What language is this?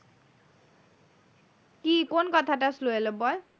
Bangla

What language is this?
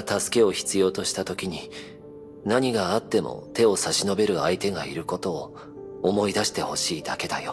Japanese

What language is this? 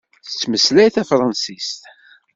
Kabyle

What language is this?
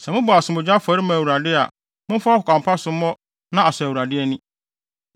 Akan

